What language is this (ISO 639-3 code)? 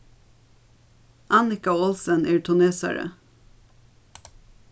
fao